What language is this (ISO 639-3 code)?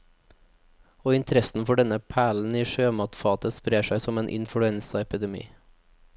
nor